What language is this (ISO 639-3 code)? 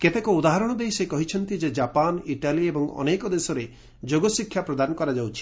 ori